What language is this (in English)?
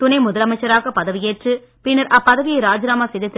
Tamil